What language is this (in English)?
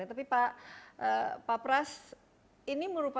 Indonesian